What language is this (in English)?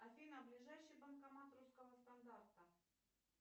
Russian